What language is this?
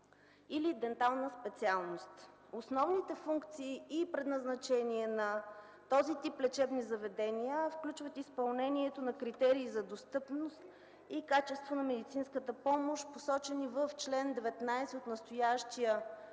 Bulgarian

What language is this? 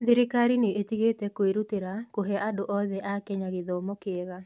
Kikuyu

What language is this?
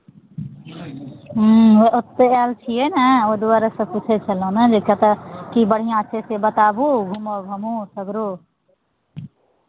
Maithili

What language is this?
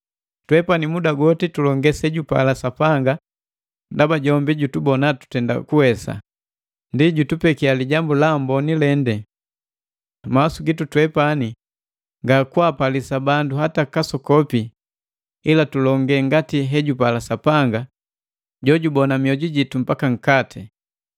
Matengo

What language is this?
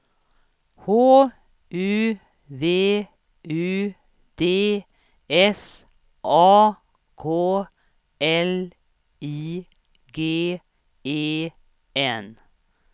Swedish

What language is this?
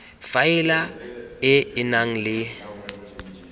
Tswana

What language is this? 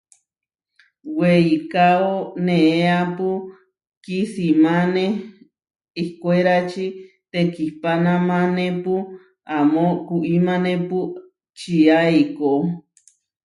Huarijio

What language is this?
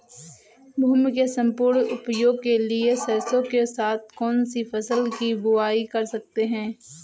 Hindi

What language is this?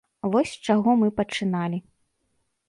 Belarusian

